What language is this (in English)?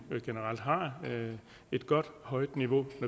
Danish